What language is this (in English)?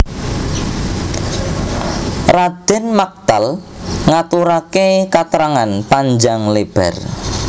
Javanese